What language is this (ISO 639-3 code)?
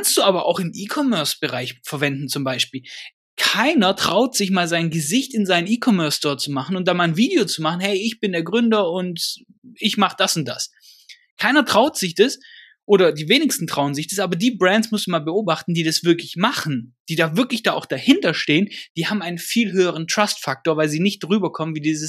deu